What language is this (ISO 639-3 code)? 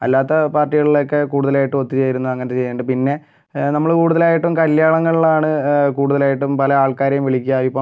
mal